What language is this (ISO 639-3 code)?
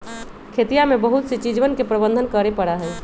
mag